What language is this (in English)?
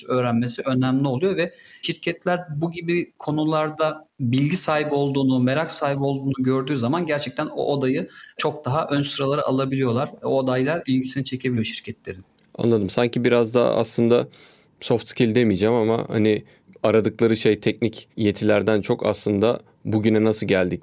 Turkish